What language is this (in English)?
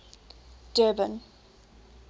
English